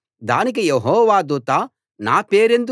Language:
Telugu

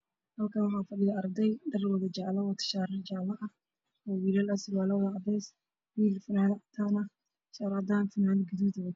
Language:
Somali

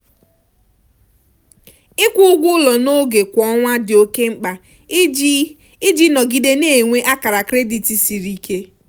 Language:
Igbo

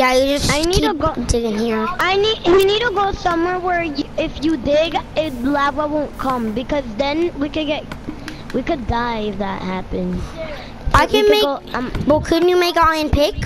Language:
English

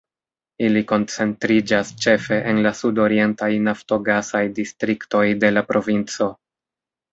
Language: Esperanto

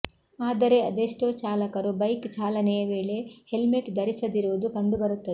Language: Kannada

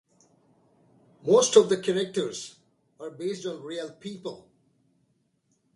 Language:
English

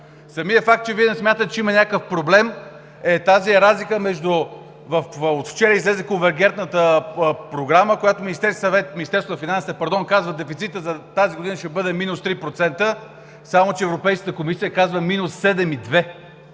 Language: Bulgarian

